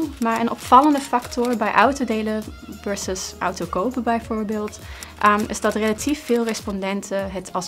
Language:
Dutch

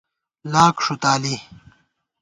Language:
Gawar-Bati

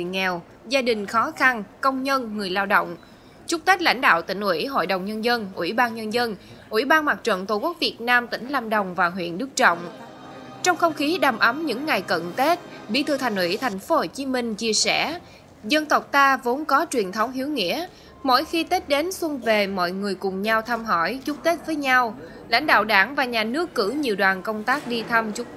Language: Vietnamese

